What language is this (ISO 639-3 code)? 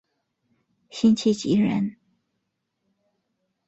zho